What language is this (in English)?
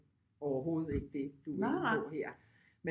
Danish